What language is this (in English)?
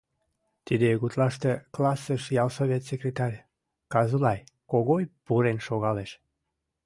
Mari